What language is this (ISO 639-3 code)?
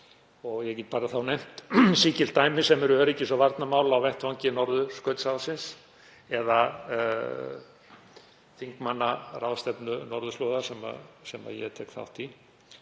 isl